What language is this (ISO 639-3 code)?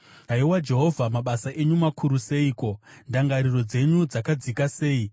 sna